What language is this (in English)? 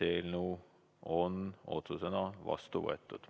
Estonian